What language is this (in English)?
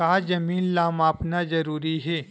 Chhattisgarhi